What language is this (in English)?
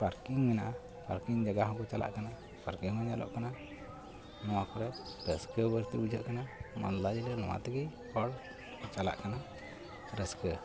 Santali